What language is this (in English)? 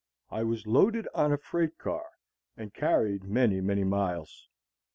English